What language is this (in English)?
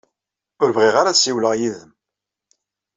Kabyle